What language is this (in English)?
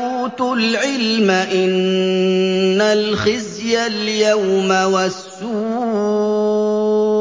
Arabic